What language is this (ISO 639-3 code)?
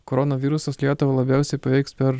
lit